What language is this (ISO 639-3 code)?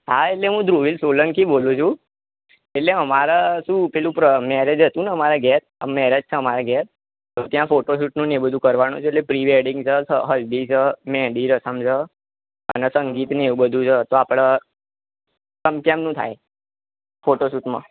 guj